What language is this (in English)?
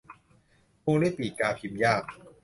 Thai